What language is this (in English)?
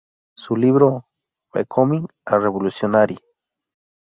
Spanish